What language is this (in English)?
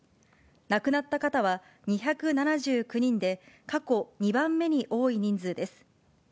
Japanese